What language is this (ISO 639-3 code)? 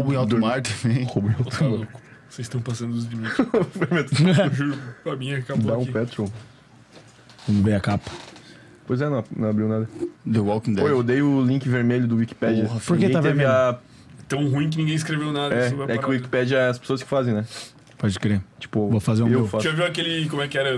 por